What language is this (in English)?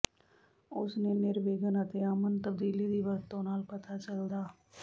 Punjabi